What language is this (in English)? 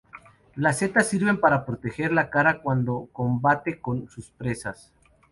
Spanish